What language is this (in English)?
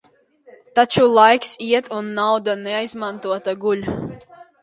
Latvian